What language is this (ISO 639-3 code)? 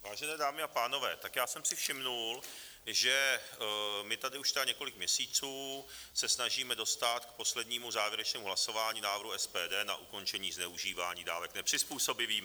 ces